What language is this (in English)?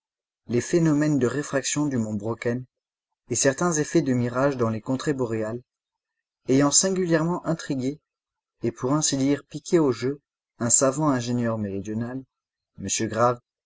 French